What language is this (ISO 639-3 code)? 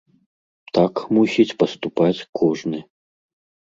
bel